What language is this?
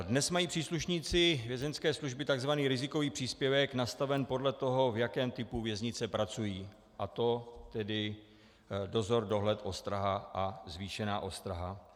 Czech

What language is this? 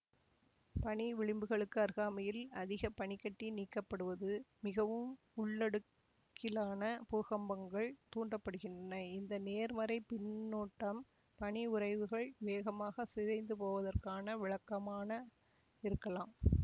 Tamil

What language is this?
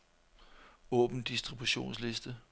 Danish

